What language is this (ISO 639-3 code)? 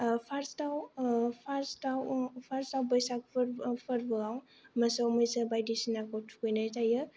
brx